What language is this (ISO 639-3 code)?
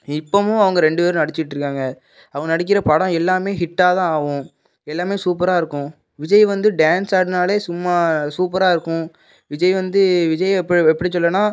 tam